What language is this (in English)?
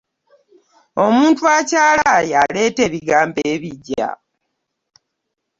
Ganda